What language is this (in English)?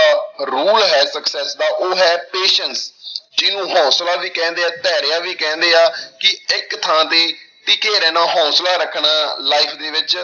Punjabi